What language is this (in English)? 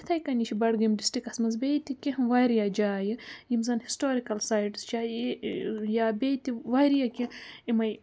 Kashmiri